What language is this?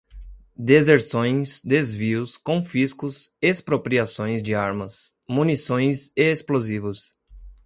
Portuguese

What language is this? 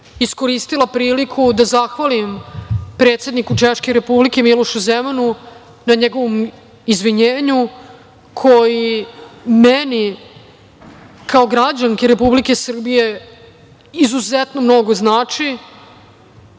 Serbian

